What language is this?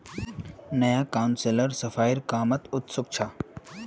Magahi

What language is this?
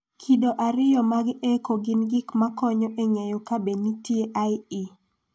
Luo (Kenya and Tanzania)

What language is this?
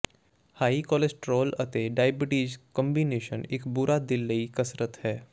Punjabi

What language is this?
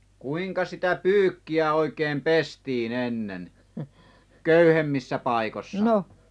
Finnish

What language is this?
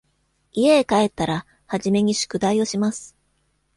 Japanese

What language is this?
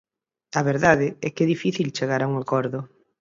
Galician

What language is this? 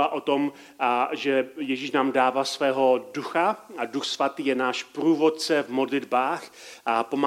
Czech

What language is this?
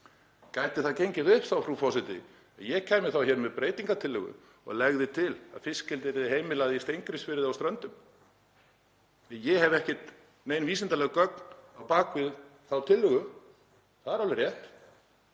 Icelandic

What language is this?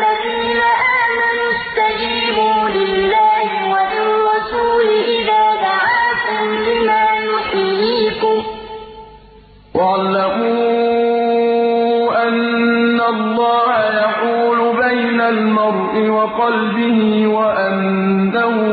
Arabic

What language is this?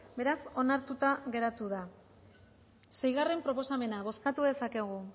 Basque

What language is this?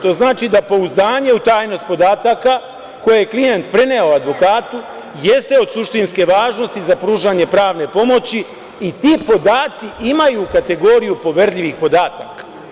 Serbian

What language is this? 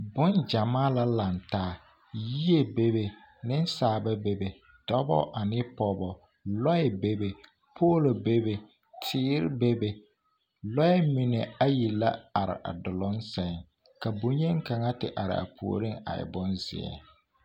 Southern Dagaare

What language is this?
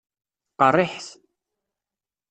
Kabyle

